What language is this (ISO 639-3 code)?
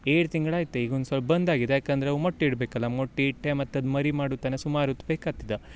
kan